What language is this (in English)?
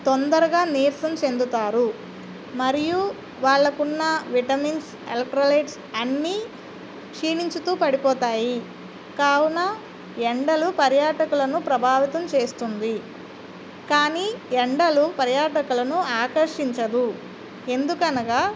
Telugu